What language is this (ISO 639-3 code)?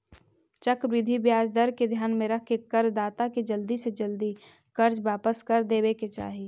mag